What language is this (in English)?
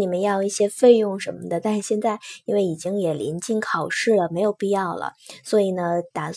Chinese